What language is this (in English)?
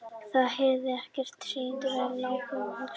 Icelandic